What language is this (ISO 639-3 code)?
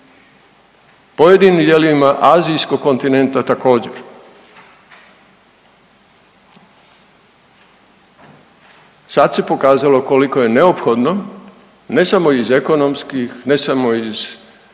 hrv